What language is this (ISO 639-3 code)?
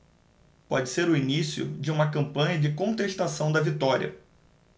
por